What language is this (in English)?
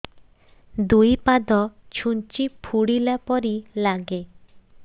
Odia